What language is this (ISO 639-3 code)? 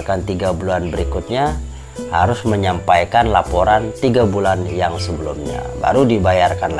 ind